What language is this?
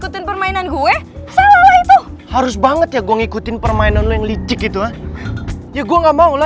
Indonesian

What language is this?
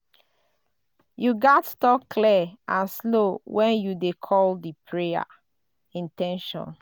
Nigerian Pidgin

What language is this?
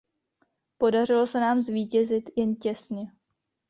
Czech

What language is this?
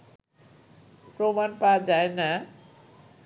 Bangla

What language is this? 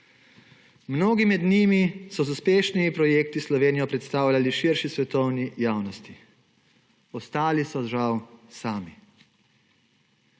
Slovenian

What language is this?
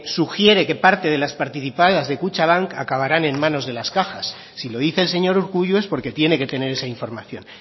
Spanish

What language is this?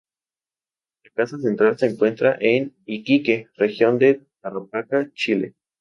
Spanish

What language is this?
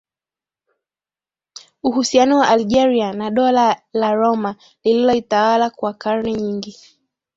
Swahili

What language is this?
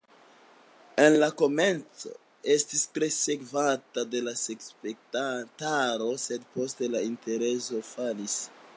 Esperanto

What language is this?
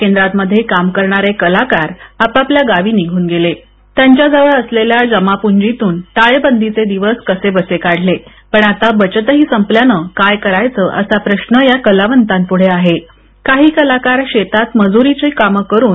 Marathi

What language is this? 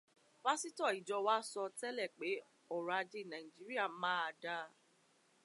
Yoruba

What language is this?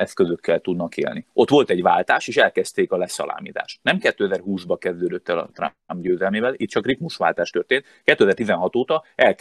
Hungarian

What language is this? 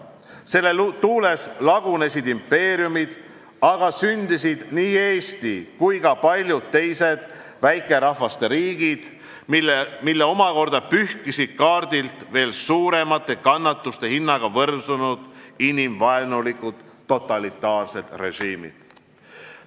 Estonian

